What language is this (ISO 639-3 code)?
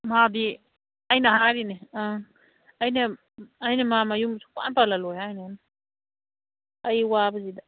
mni